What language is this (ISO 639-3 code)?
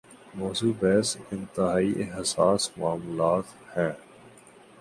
urd